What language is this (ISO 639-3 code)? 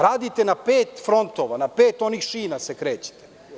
srp